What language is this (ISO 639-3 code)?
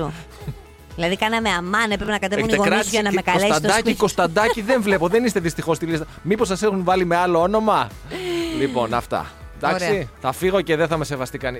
ell